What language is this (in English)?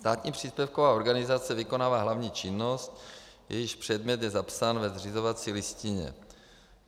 Czech